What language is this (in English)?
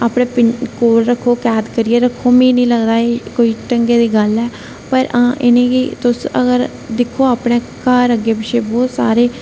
Dogri